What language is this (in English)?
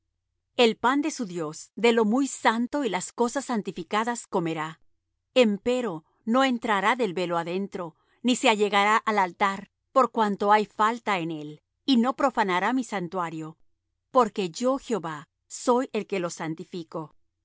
Spanish